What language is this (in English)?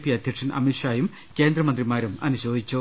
Malayalam